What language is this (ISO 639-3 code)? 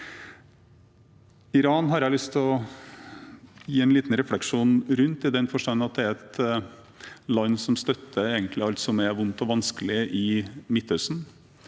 nor